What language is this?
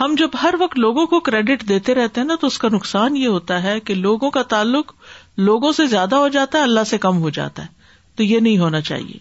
Urdu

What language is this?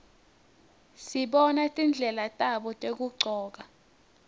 Swati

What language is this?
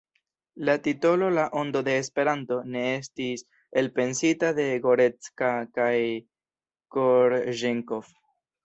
Esperanto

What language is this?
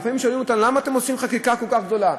Hebrew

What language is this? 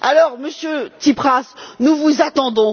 French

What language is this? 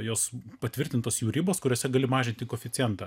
Lithuanian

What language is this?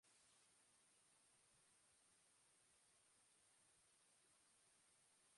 Basque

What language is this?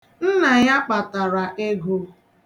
Igbo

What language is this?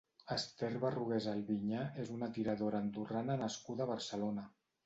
Catalan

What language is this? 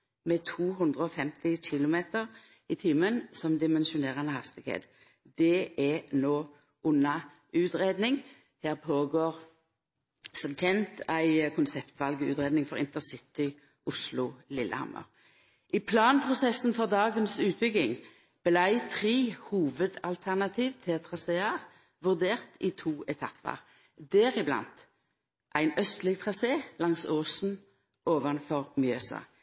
Norwegian Nynorsk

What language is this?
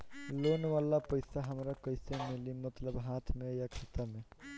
Bhojpuri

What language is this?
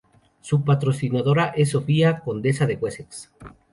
Spanish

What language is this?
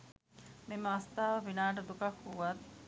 Sinhala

